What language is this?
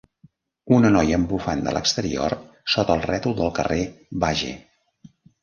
Catalan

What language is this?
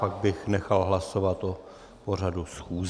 Czech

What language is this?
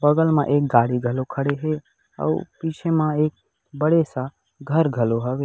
Chhattisgarhi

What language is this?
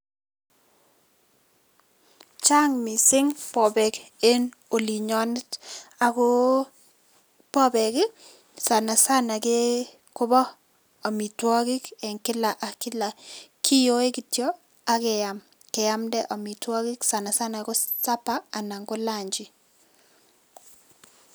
Kalenjin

